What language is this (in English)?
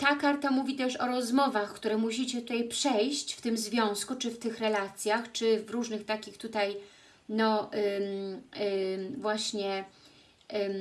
Polish